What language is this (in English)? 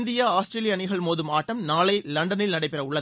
Tamil